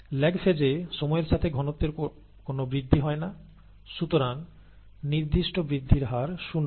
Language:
Bangla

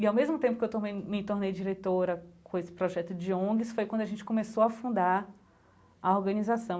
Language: Portuguese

